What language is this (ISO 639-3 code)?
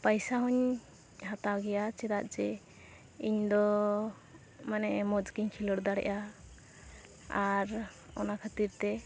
sat